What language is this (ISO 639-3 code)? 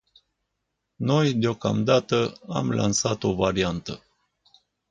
ron